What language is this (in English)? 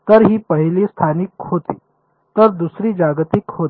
Marathi